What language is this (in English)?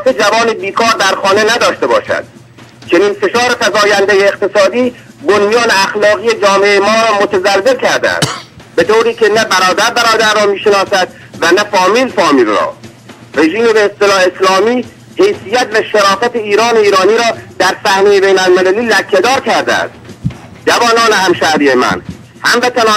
Persian